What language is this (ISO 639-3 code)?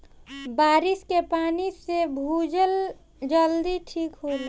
bho